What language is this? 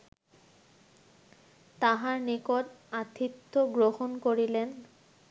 Bangla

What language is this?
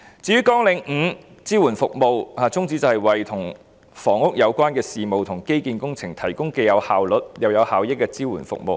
Cantonese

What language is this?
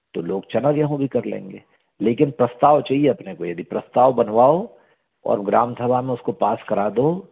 Hindi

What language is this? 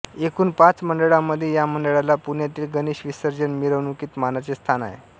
Marathi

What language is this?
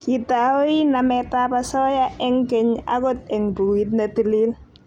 Kalenjin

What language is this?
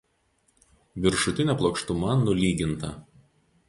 Lithuanian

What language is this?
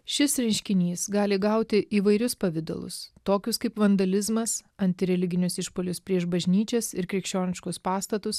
Lithuanian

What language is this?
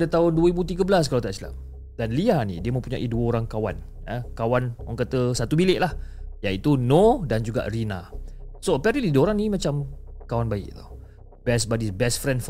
Malay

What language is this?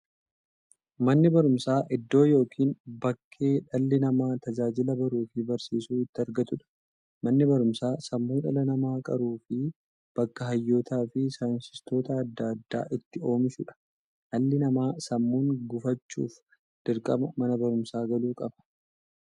Oromo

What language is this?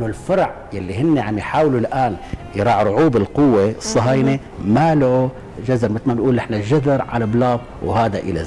Arabic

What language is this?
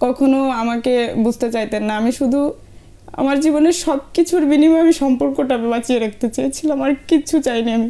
Bangla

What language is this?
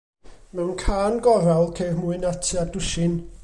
Welsh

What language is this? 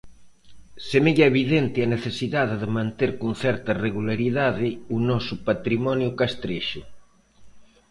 Galician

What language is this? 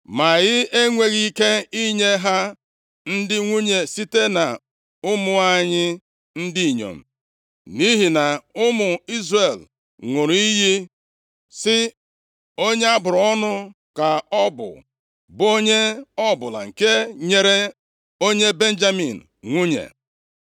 Igbo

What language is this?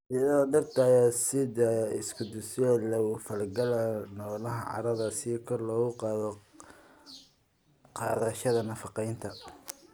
Somali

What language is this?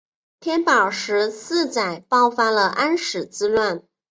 Chinese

